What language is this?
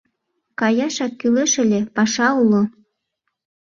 Mari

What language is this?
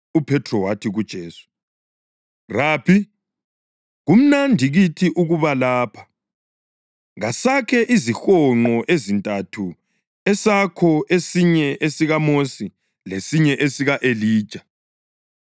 North Ndebele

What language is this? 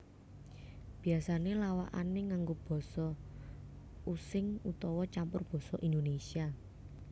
Javanese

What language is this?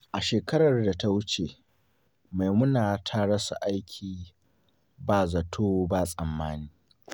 Hausa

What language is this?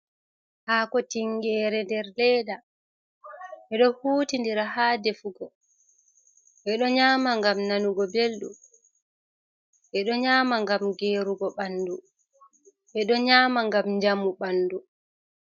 Fula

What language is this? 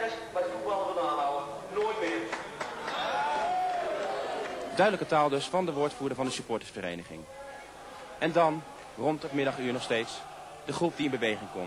Dutch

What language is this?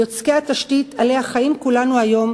Hebrew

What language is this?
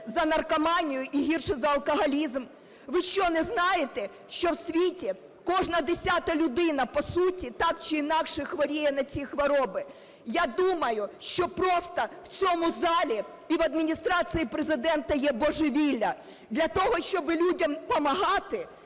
Ukrainian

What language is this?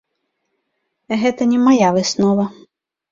Belarusian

